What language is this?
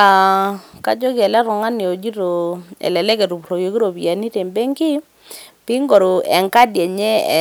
Masai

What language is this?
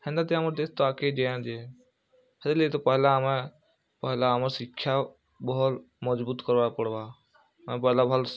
Odia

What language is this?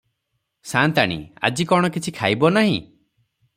Odia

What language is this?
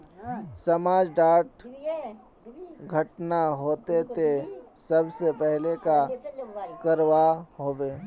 Magahi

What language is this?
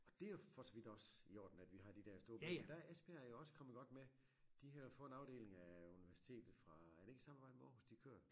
Danish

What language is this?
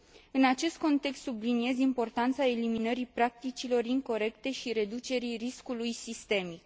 Romanian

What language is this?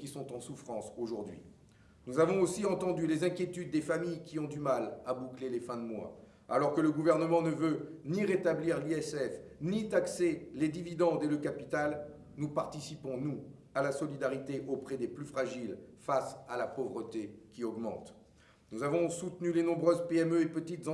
French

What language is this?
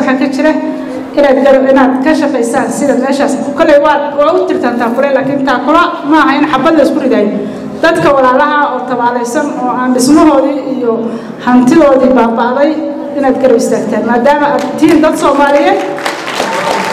Arabic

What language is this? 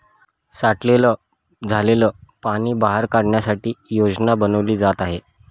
Marathi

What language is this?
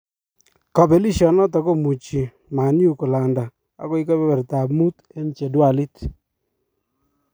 Kalenjin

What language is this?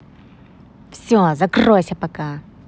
Russian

